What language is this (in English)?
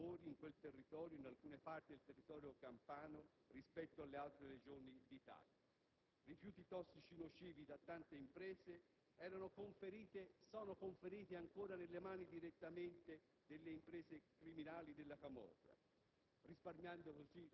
Italian